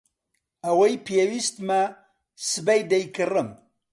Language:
Central Kurdish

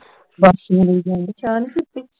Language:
Punjabi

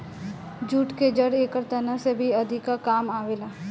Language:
Bhojpuri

